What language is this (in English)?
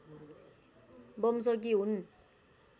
Nepali